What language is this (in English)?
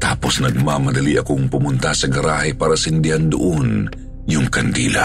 Filipino